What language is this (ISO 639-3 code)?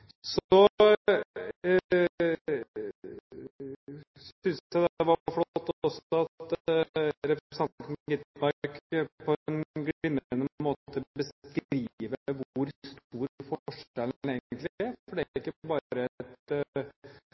nob